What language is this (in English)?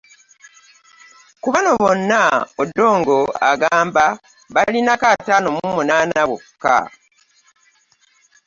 Ganda